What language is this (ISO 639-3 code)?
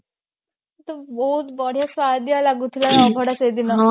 ori